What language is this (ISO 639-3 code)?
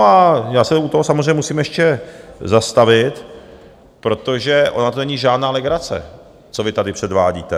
ces